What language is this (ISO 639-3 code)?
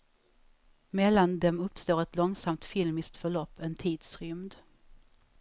swe